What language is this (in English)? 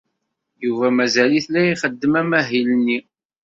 Kabyle